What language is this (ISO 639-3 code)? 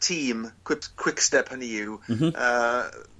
cym